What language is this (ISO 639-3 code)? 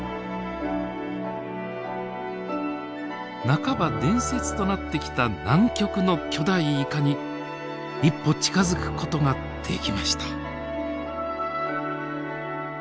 jpn